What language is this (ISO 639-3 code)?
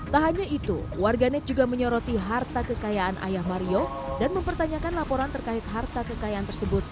ind